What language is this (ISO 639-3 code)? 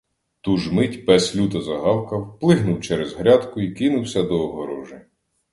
ukr